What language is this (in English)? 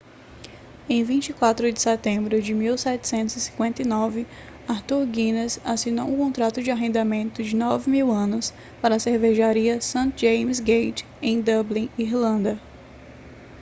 Portuguese